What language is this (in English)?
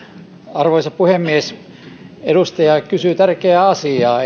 Finnish